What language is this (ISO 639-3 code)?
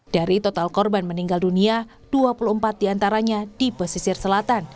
ind